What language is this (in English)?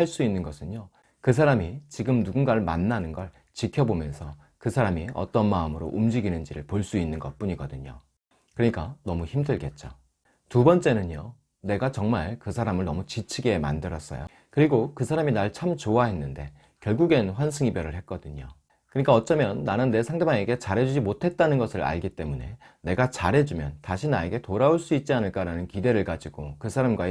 Korean